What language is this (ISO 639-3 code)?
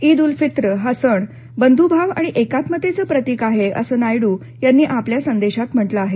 mar